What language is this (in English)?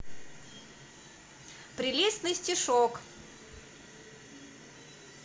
Russian